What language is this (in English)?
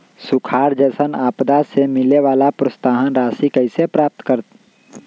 Magahi